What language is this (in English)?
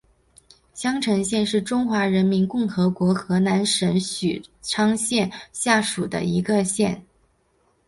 Chinese